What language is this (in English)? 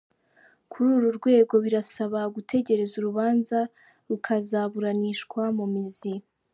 Kinyarwanda